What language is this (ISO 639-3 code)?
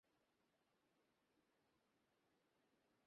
ben